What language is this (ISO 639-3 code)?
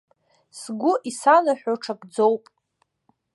abk